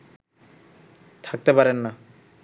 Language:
Bangla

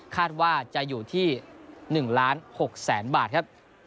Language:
Thai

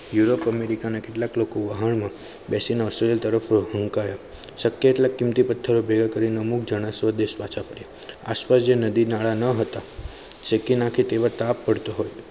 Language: Gujarati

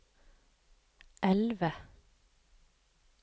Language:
Norwegian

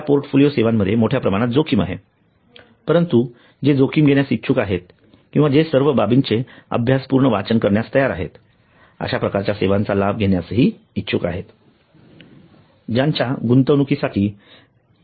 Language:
Marathi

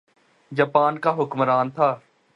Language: Urdu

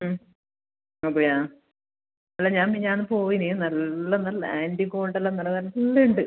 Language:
Malayalam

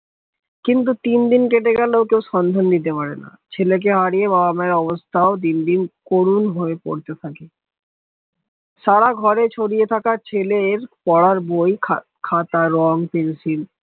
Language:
Bangla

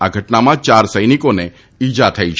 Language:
Gujarati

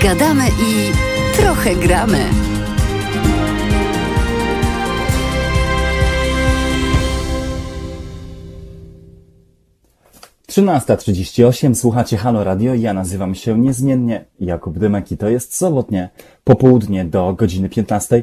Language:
Polish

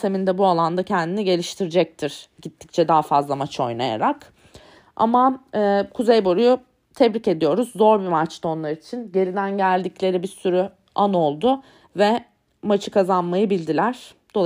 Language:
Turkish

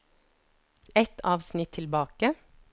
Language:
Norwegian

